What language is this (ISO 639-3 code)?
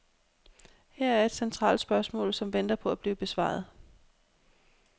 dan